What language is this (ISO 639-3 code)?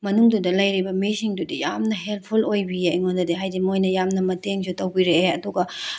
mni